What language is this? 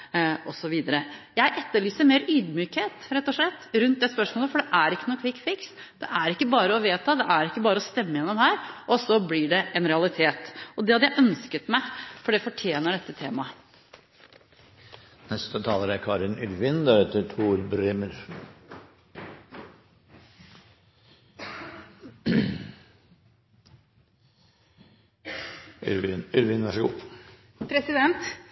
Norwegian Bokmål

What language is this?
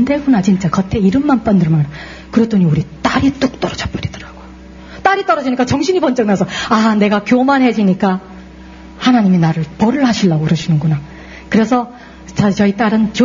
Korean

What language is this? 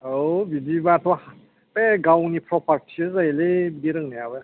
Bodo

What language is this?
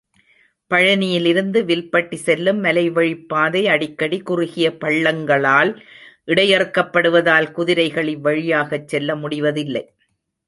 Tamil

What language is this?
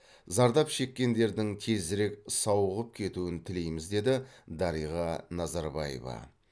Kazakh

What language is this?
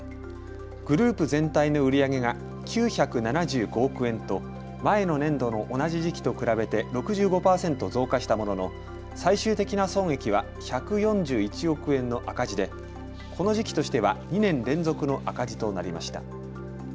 Japanese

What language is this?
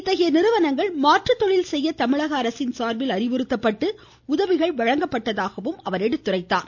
Tamil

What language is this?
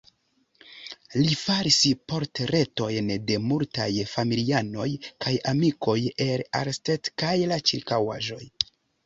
Esperanto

